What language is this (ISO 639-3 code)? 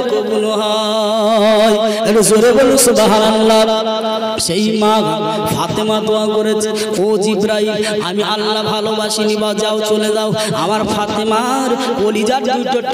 ind